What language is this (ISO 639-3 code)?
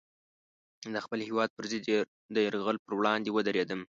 pus